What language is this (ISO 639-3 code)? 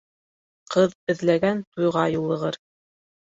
bak